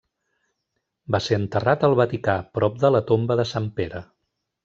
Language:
Catalan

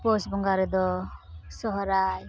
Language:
Santali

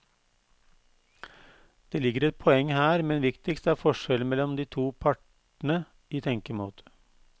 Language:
Norwegian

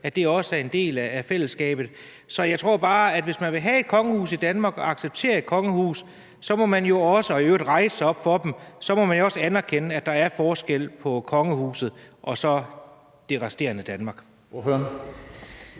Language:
Danish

